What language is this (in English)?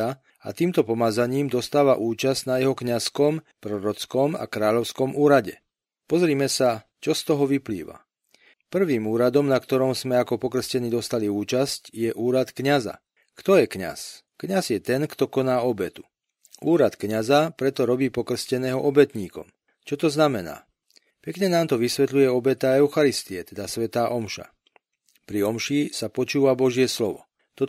Slovak